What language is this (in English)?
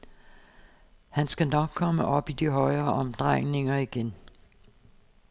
Danish